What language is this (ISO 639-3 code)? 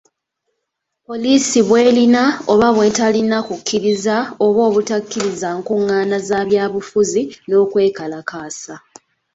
lug